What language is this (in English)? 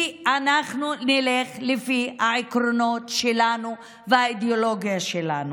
Hebrew